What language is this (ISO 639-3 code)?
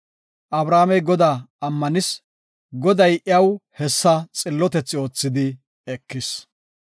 gof